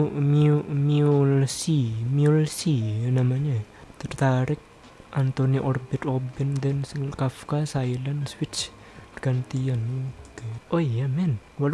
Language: Indonesian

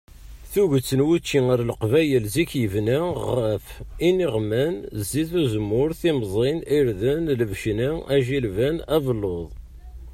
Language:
Kabyle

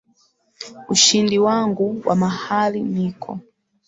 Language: Swahili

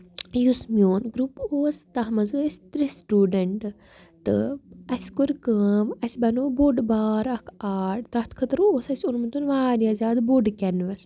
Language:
Kashmiri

